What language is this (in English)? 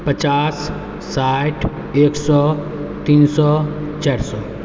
Maithili